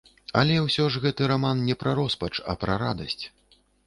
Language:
Belarusian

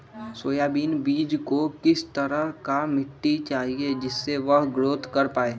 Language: Magahi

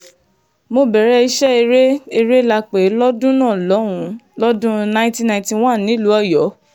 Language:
Yoruba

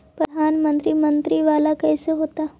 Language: Magahi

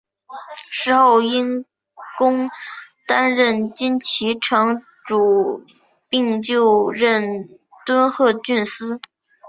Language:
Chinese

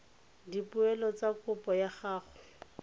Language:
Tswana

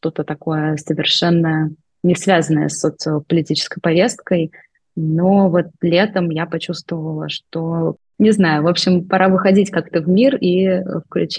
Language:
Russian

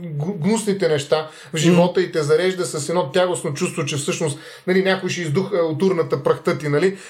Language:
Bulgarian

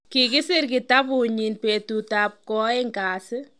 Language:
Kalenjin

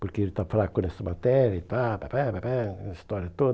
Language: Portuguese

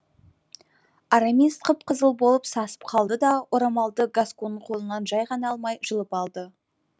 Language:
Kazakh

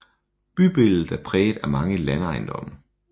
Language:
Danish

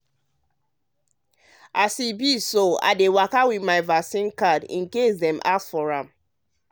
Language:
Nigerian Pidgin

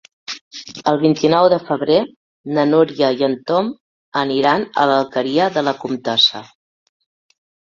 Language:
Catalan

